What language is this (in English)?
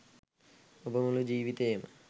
Sinhala